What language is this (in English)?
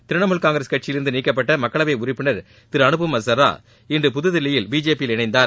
Tamil